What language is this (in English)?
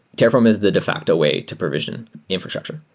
English